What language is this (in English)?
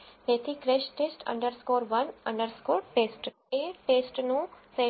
Gujarati